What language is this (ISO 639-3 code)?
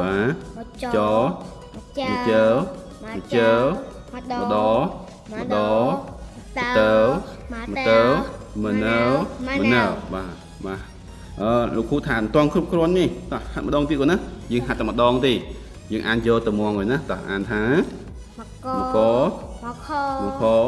vie